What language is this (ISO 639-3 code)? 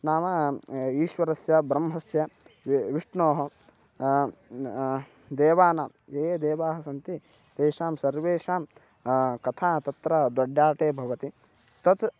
san